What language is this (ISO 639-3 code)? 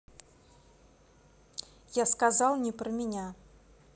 rus